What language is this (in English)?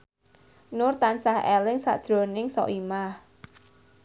Javanese